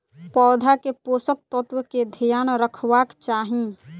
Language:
Maithili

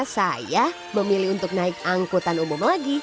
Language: Indonesian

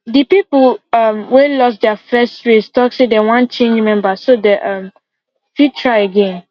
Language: Nigerian Pidgin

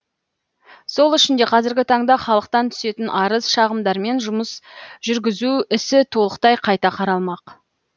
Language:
Kazakh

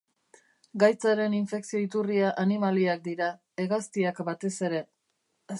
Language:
Basque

